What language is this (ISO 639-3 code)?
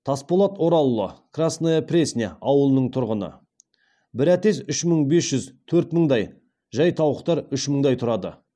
kaz